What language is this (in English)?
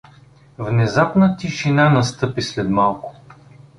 Bulgarian